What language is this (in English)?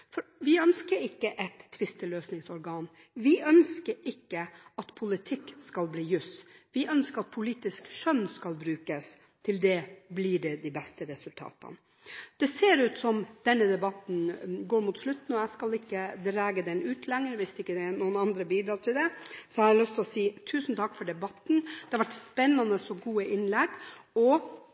Norwegian Bokmål